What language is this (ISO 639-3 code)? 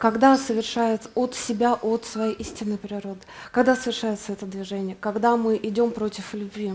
rus